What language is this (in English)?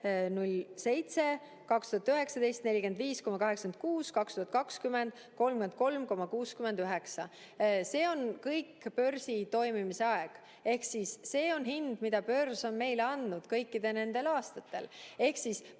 Estonian